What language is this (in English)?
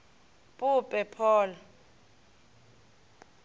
Northern Sotho